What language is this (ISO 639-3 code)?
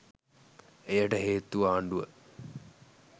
sin